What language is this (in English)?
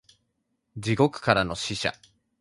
Japanese